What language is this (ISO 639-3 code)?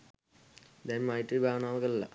sin